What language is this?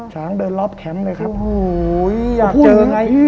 Thai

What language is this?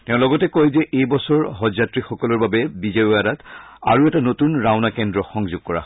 Assamese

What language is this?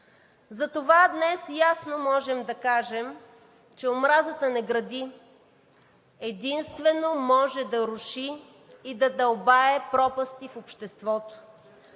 Bulgarian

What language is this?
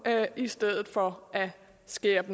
Danish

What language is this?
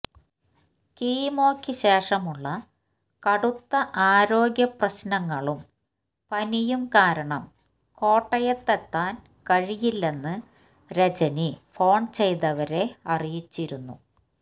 Malayalam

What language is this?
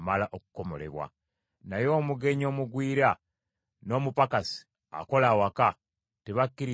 Ganda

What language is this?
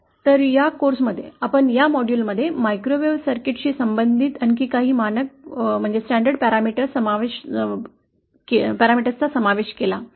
Marathi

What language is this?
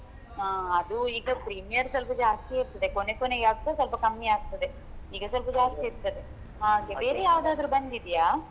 Kannada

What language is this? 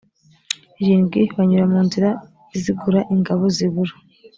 Kinyarwanda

